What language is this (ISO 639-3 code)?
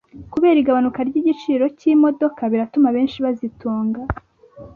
kin